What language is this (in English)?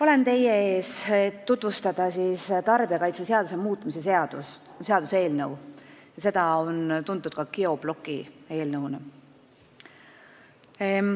Estonian